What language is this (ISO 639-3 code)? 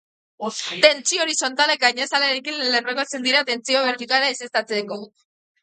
eus